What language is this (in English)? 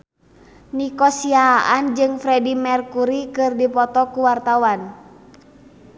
Sundanese